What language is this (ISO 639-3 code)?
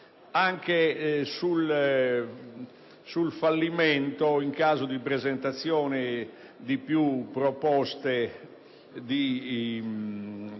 ita